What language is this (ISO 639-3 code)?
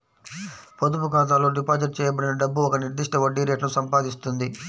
tel